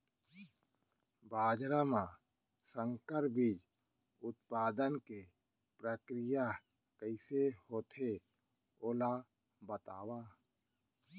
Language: Chhattisgarhi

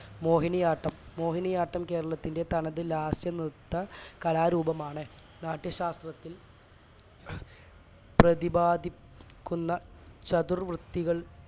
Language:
Malayalam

